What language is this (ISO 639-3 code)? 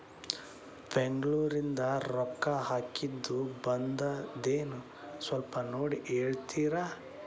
kan